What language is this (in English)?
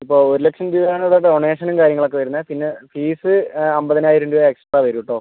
Malayalam